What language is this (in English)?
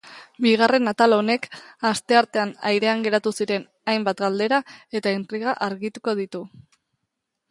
Basque